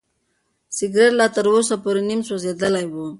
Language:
Pashto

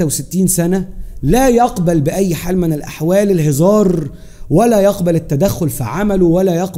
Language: Arabic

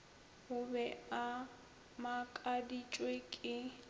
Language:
Northern Sotho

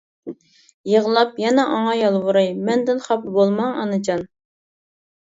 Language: Uyghur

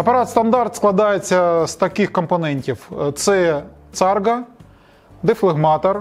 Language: Ukrainian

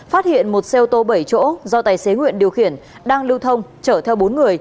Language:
Vietnamese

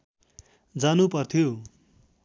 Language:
Nepali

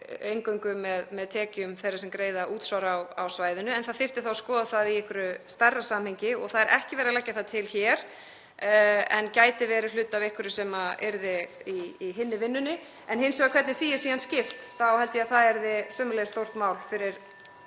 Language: Icelandic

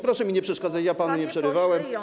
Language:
Polish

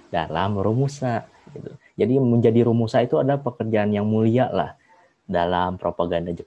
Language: Indonesian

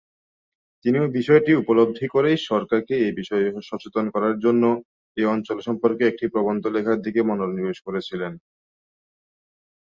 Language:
Bangla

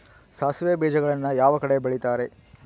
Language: Kannada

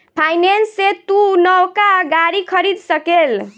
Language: Bhojpuri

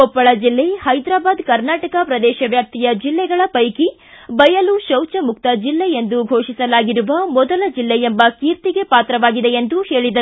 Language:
Kannada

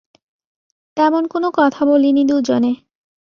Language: Bangla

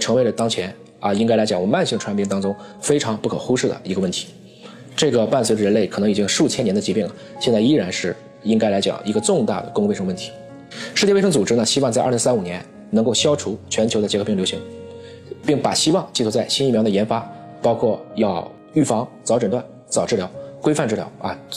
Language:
Chinese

